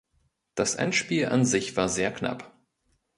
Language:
German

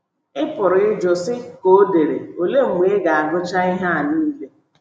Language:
Igbo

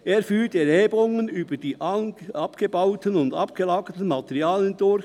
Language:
Swiss German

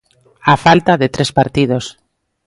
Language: Galician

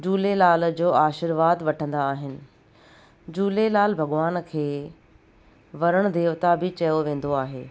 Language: Sindhi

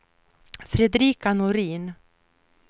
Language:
Swedish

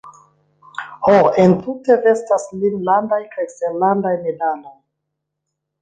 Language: Esperanto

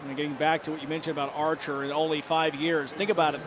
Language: English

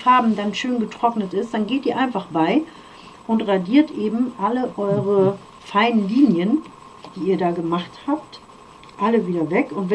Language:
German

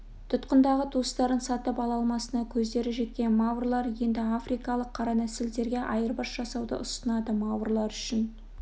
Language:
Kazakh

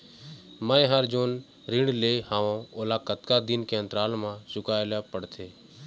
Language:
Chhattisgarhi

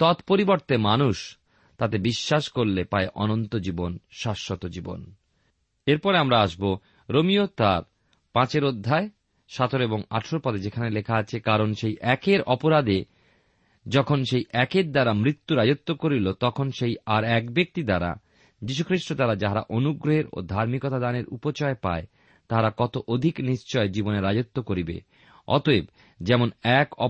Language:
Bangla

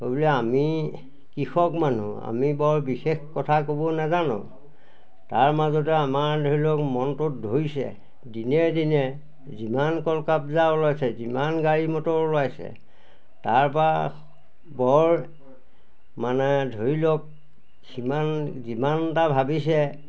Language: Assamese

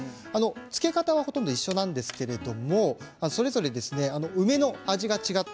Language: Japanese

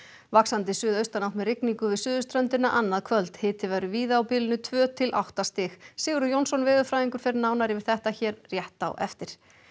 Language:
Icelandic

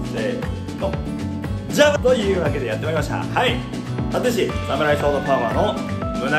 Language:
Japanese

